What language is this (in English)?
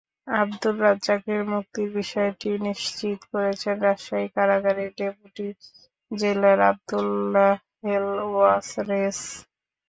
Bangla